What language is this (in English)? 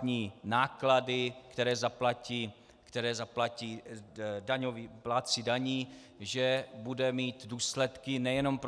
Czech